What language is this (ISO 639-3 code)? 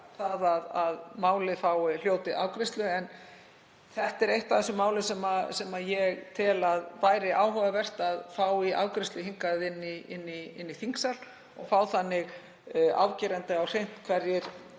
isl